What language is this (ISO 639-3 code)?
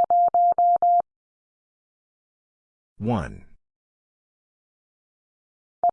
eng